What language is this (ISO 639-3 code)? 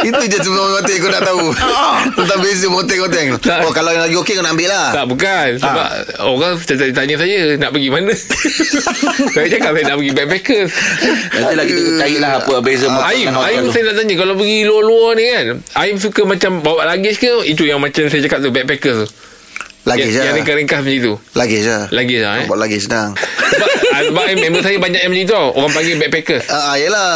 msa